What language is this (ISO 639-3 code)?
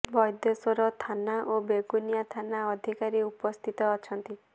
ori